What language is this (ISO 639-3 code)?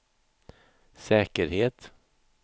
swe